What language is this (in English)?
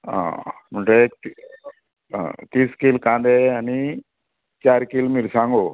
Konkani